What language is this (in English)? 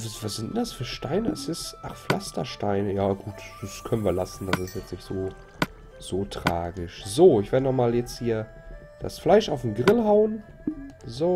German